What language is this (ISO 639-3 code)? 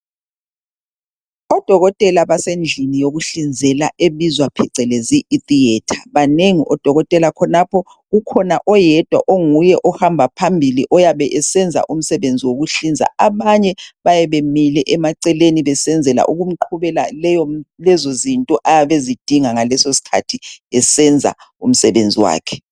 nde